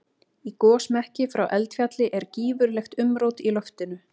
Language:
Icelandic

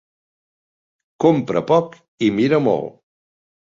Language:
Catalan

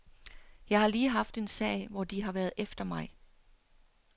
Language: Danish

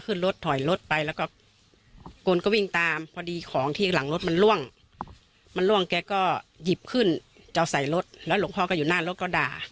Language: Thai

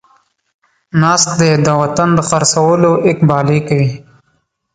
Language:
Pashto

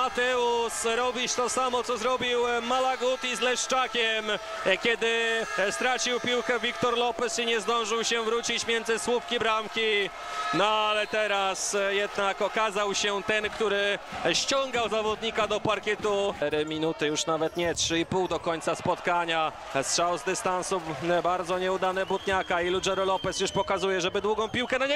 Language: Polish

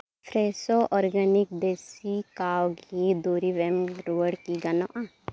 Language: Santali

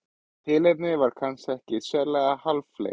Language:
Icelandic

